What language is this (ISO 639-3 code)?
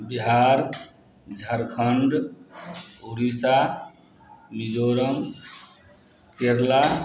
mai